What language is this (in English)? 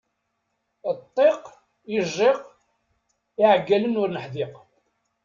Kabyle